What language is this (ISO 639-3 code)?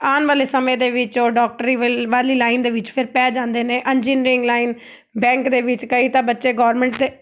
pan